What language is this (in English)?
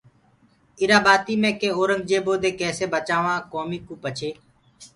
Gurgula